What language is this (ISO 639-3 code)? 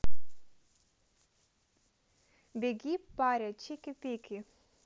rus